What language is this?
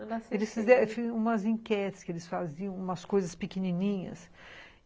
Portuguese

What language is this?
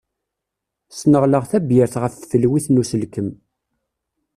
Kabyle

